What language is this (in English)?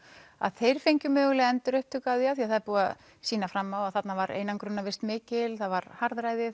Icelandic